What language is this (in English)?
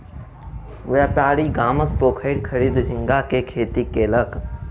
Maithili